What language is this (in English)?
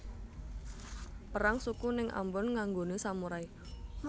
Javanese